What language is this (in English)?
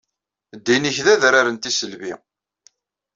Kabyle